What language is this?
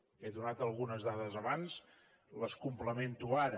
Catalan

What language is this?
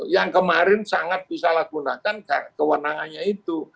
Indonesian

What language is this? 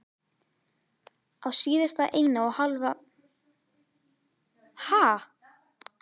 Icelandic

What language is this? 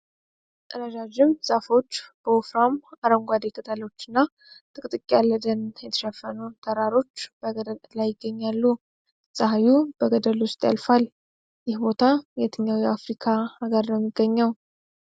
Amharic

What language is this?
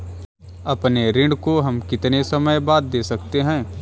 Hindi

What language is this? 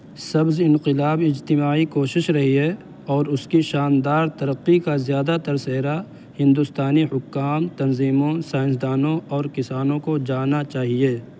Urdu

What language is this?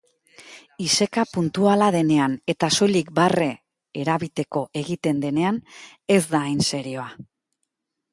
Basque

